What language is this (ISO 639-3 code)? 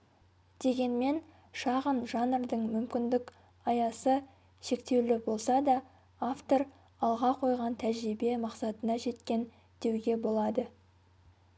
kaz